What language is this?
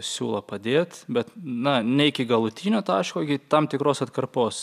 Lithuanian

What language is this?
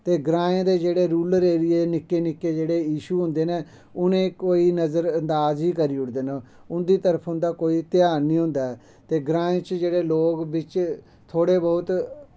Dogri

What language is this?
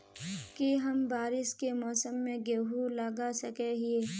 Magahi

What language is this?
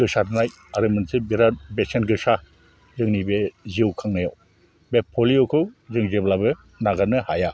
Bodo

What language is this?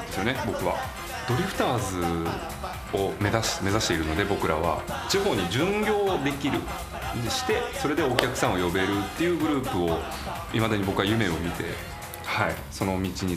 Japanese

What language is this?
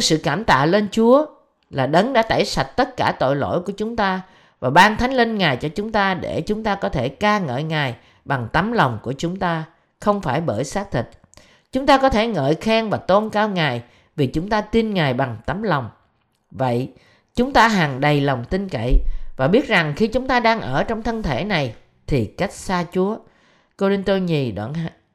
Vietnamese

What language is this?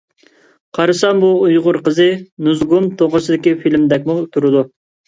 Uyghur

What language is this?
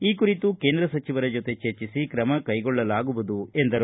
Kannada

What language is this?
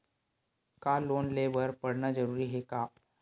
Chhattisgarhi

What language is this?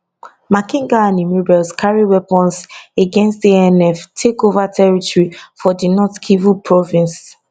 Nigerian Pidgin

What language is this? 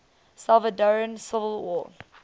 English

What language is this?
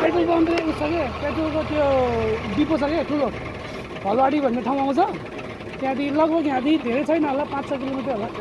Nepali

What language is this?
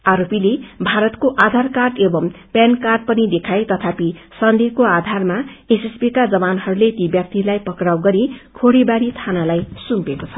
Nepali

